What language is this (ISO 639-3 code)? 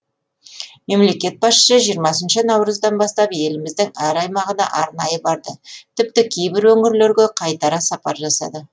kaz